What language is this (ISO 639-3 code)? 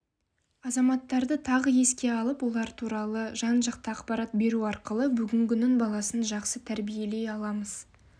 kaz